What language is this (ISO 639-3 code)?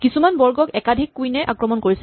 asm